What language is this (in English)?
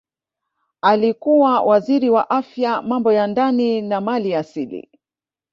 Swahili